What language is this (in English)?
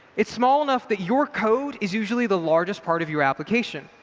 English